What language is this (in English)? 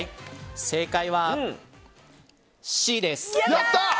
Japanese